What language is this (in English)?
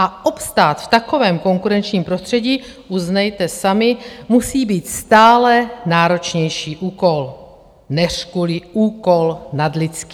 Czech